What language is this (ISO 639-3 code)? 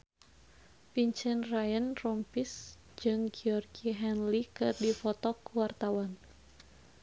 sun